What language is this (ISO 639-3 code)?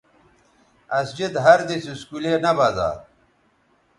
btv